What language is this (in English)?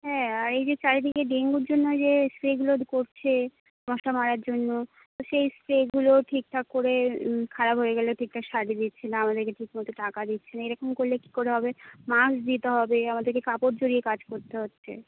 Bangla